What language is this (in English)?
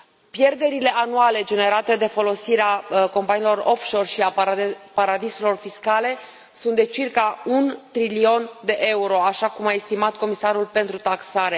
Romanian